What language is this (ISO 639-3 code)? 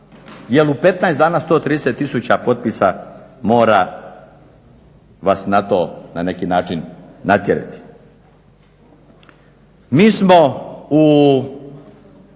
hrv